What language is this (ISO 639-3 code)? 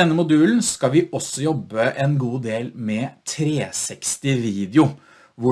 nor